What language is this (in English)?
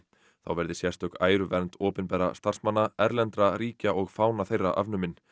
Icelandic